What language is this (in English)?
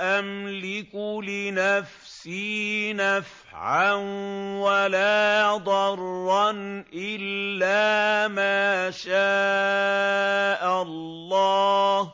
Arabic